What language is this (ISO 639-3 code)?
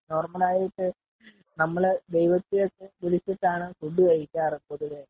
mal